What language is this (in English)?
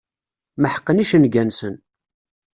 Kabyle